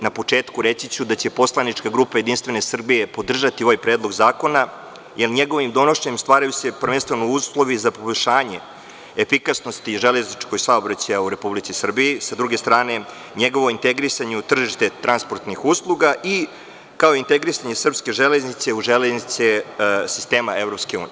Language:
Serbian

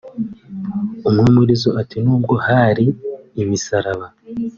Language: Kinyarwanda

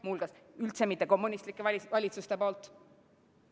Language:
Estonian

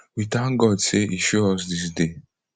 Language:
Nigerian Pidgin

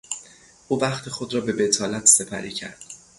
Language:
Persian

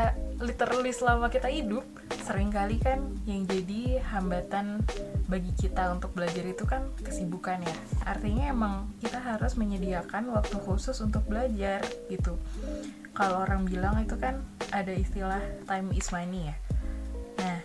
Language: Indonesian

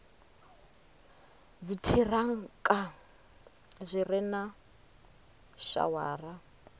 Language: Venda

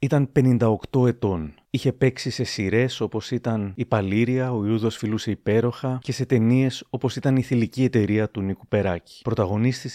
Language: Greek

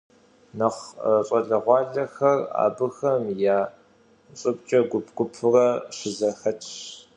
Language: Kabardian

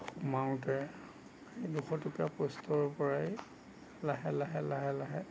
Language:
Assamese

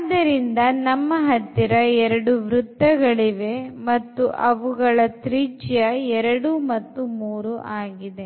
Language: Kannada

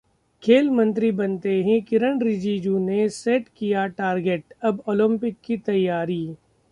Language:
Hindi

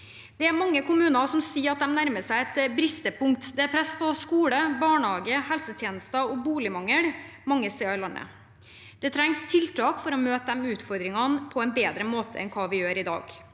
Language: Norwegian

